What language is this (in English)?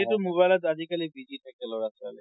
Assamese